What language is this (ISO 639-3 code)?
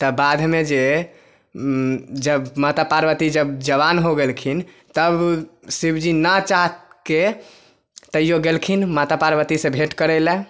mai